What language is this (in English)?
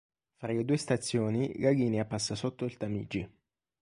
Italian